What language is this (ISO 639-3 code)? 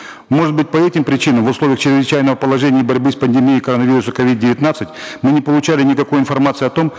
kaz